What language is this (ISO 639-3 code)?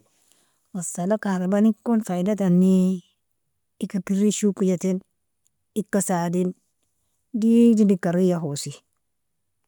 fia